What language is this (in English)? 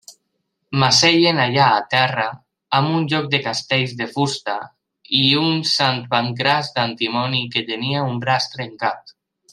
Catalan